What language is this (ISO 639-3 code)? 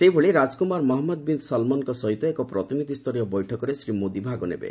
ori